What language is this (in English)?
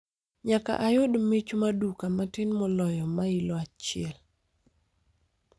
Luo (Kenya and Tanzania)